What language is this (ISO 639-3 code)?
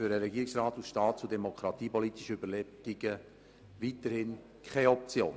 gsw